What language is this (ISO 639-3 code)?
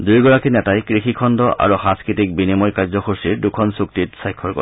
asm